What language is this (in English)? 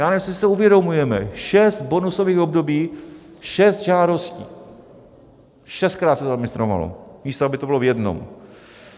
Czech